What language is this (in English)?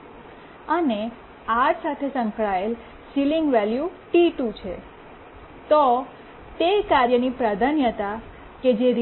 Gujarati